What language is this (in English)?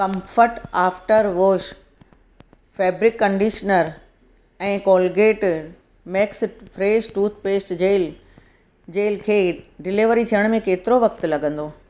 Sindhi